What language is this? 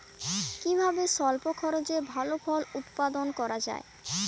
Bangla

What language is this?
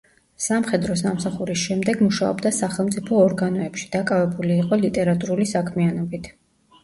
Georgian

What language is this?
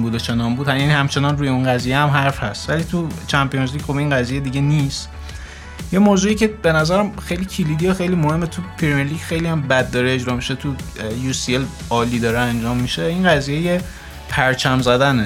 Persian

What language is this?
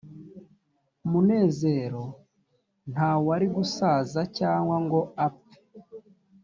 Kinyarwanda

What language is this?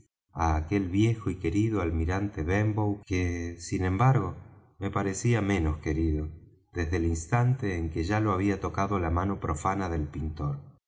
Spanish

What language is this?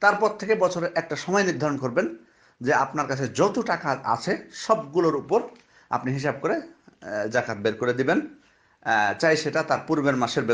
Arabic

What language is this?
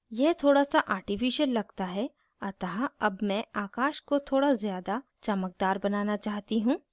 Hindi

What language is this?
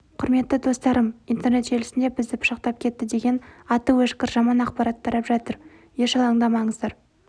Kazakh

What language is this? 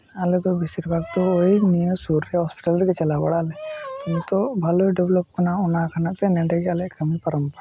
Santali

